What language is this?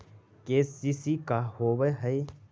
Magahi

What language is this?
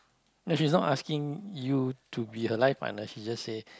English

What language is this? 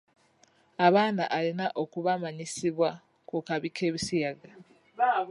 Ganda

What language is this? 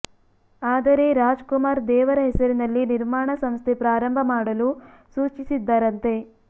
Kannada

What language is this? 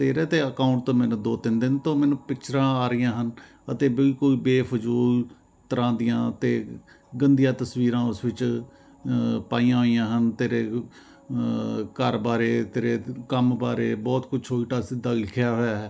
Punjabi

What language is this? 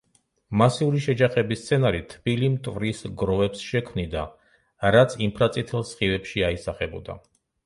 Georgian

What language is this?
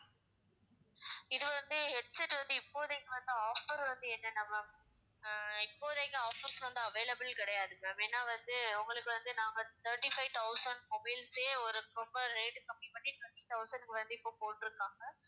Tamil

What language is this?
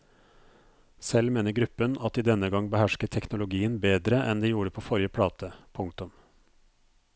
Norwegian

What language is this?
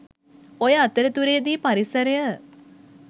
Sinhala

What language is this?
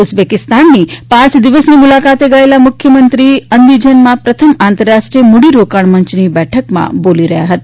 Gujarati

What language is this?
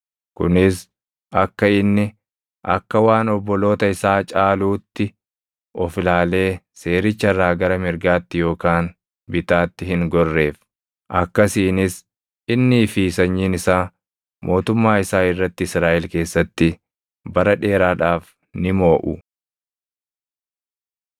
Oromo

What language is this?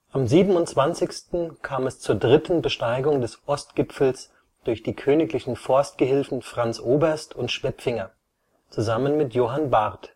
German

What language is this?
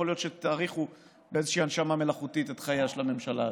Hebrew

